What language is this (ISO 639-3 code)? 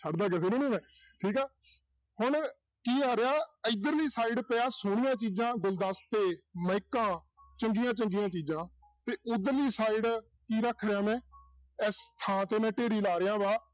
pan